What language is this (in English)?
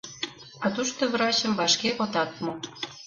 Mari